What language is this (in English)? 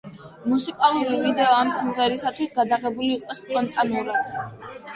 Georgian